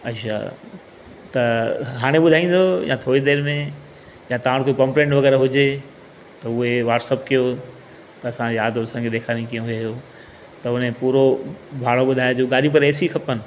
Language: Sindhi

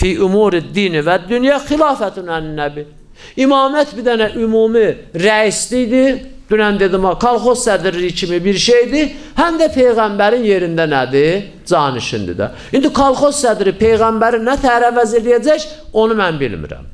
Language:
Turkish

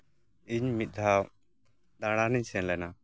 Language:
Santali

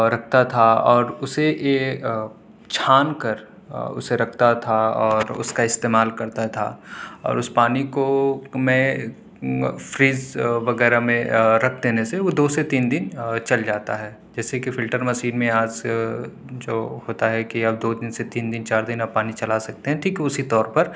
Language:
Urdu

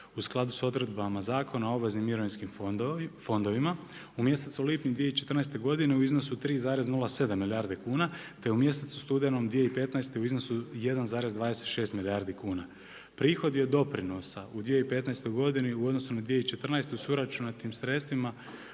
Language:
Croatian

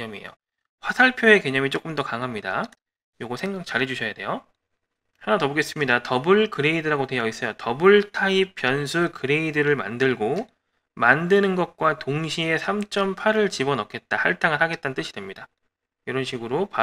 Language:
Korean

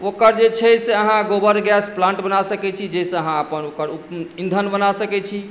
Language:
Maithili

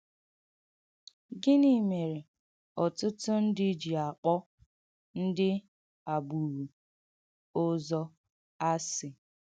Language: Igbo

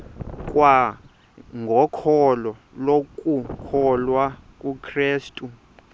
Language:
Xhosa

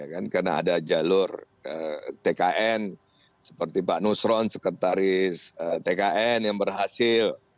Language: Indonesian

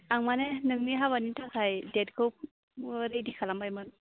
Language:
Bodo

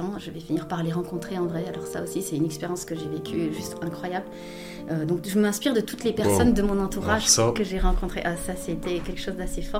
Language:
French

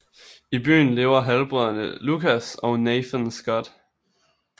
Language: Danish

